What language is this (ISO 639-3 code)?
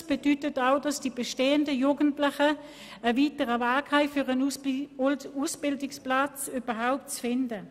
gsw